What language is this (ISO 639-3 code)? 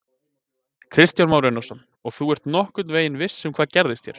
isl